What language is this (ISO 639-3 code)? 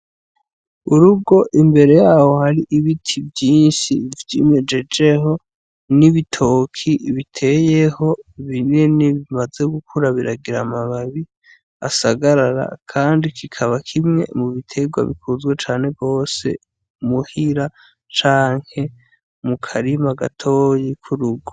run